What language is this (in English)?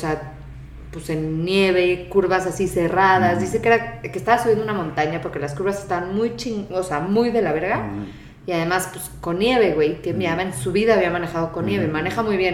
Spanish